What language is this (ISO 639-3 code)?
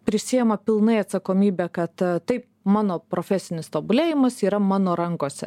lit